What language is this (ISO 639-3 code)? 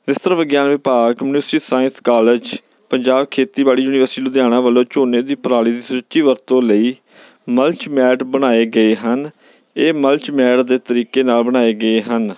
pan